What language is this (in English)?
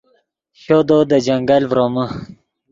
Yidgha